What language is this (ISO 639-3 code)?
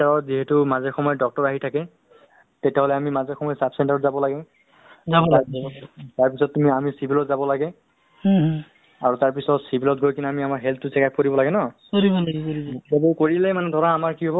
asm